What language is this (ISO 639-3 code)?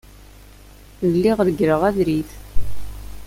kab